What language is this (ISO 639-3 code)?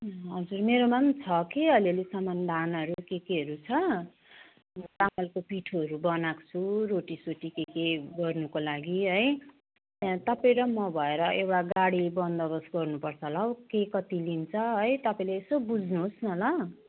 nep